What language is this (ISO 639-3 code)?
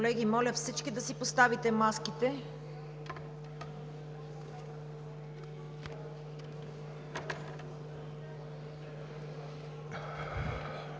bul